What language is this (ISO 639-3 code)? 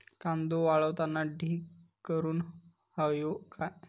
mar